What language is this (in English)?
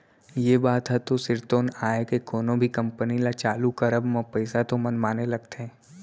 Chhattisgarhi